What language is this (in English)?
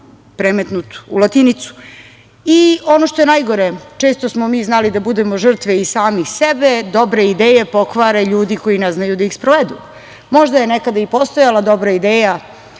Serbian